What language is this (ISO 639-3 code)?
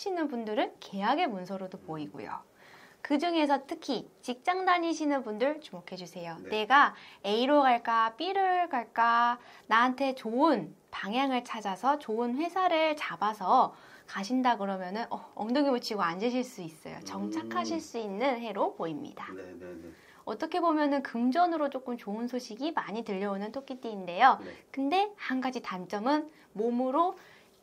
kor